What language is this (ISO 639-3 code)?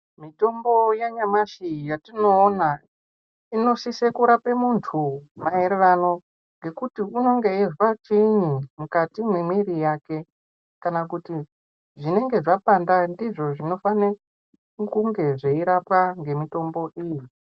ndc